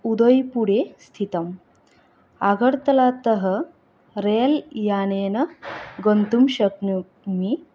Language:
Sanskrit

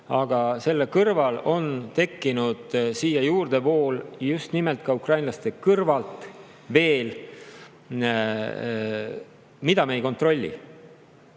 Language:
Estonian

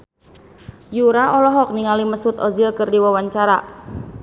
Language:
Sundanese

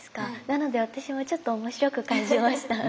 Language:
Japanese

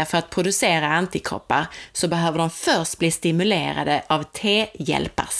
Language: Swedish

